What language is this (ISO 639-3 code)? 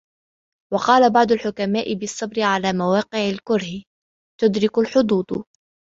ara